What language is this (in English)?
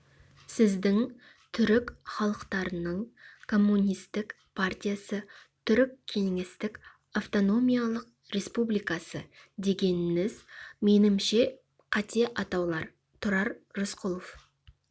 Kazakh